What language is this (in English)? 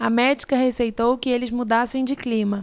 Portuguese